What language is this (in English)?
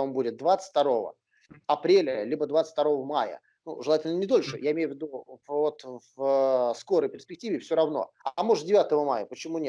Russian